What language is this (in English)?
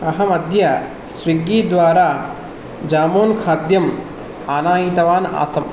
Sanskrit